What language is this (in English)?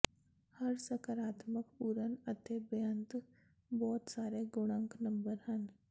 Punjabi